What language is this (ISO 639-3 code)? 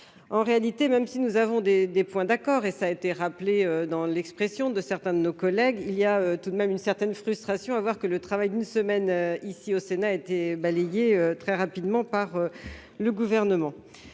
fra